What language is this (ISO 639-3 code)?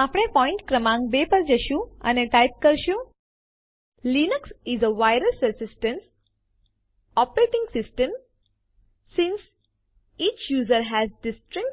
guj